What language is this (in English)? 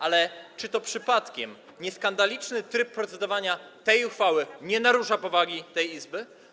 Polish